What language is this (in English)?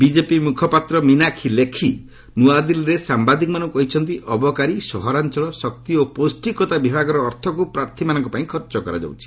Odia